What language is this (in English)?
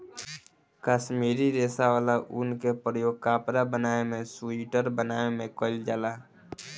Bhojpuri